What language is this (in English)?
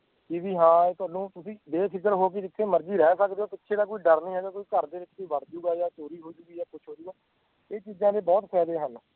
Punjabi